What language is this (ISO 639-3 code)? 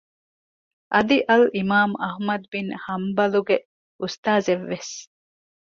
div